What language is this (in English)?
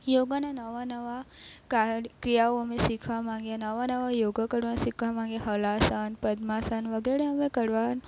Gujarati